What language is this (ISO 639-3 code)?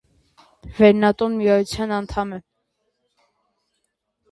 hye